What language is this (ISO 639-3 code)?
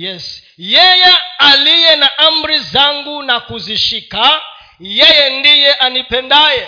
swa